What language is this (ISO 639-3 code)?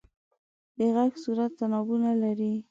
pus